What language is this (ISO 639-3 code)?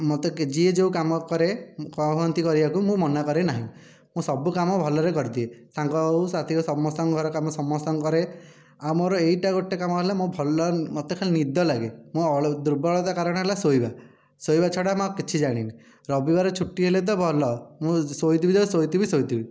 ori